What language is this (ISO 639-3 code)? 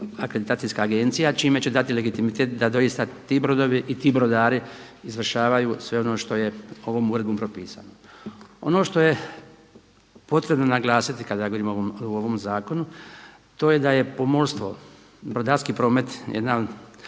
hrv